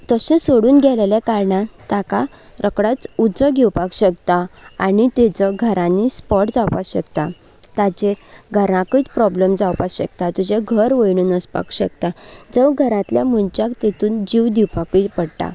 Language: Konkani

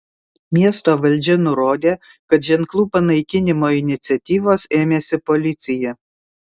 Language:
Lithuanian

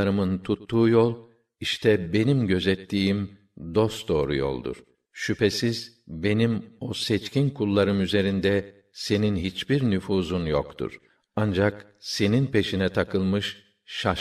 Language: Turkish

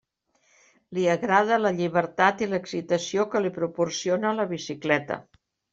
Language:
Catalan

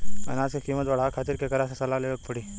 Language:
Bhojpuri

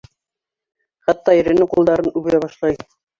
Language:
Bashkir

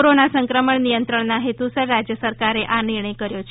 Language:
Gujarati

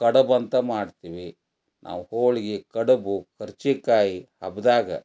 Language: Kannada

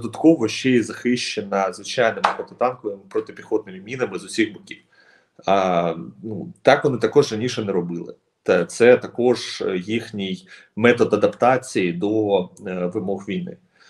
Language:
Ukrainian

